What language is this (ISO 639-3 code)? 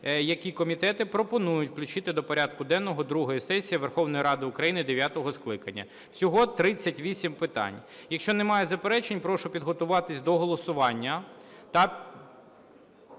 ukr